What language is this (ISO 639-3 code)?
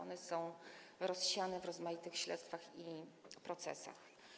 pol